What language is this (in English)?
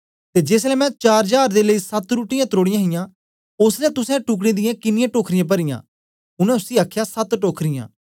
Dogri